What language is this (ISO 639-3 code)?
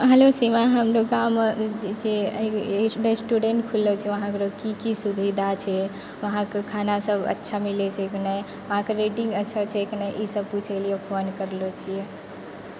mai